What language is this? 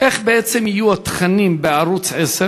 Hebrew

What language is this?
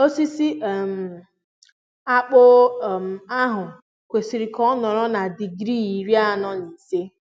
Igbo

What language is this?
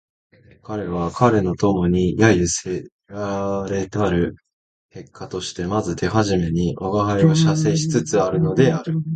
Japanese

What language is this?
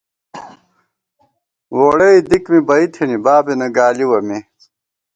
Gawar-Bati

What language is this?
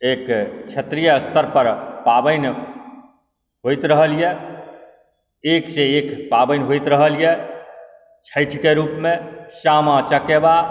Maithili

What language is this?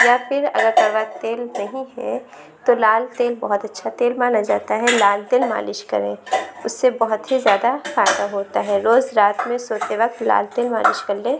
Urdu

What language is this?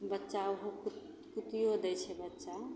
Maithili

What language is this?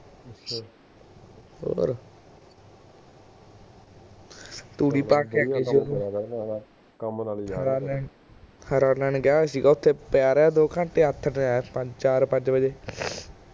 Punjabi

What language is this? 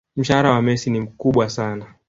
Swahili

